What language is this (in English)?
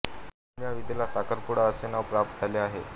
Marathi